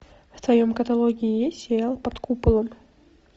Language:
Russian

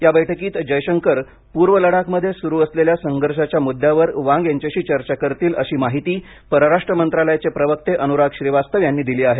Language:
Marathi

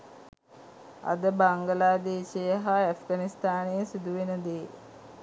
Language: Sinhala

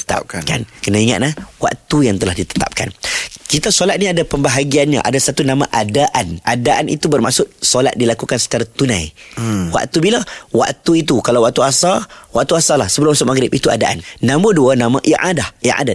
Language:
Malay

